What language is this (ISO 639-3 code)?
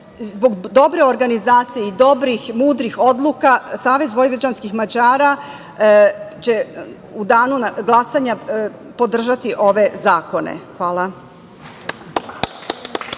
srp